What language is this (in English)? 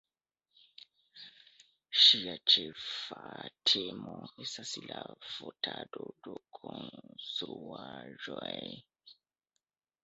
Esperanto